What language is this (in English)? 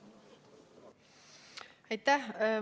Estonian